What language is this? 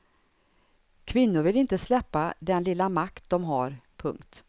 Swedish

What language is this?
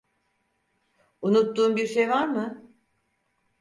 Turkish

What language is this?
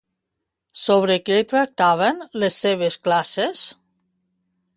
Catalan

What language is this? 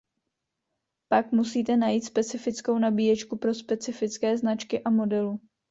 Czech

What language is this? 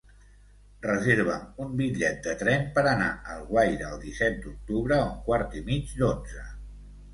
Catalan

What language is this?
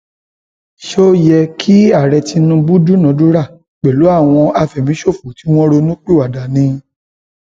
Yoruba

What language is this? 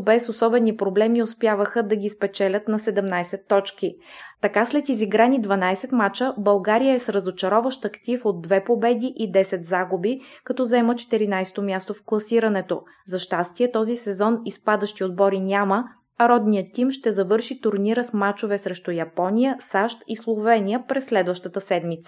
Bulgarian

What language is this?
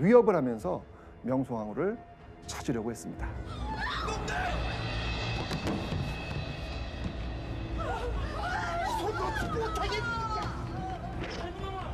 Korean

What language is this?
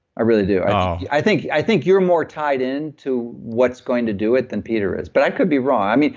English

